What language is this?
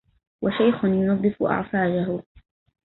Arabic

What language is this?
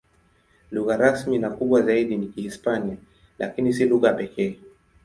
Swahili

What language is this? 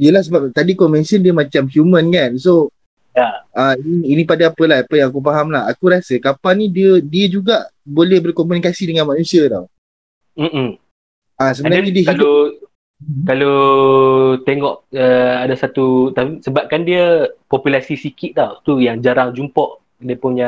Malay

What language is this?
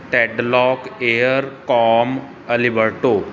Punjabi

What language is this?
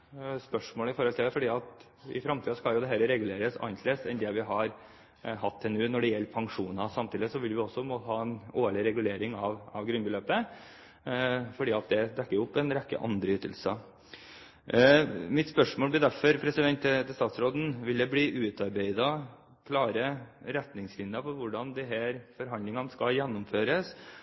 Norwegian Bokmål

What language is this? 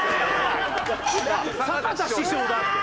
Japanese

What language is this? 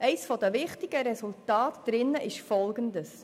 Swiss German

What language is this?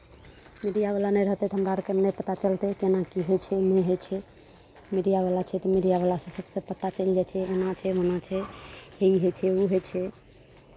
Maithili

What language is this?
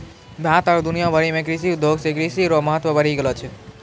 Maithili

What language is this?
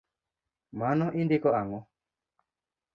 Luo (Kenya and Tanzania)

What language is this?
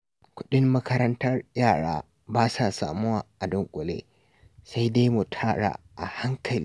Hausa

